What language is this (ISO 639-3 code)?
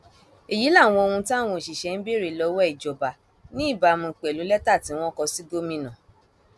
yor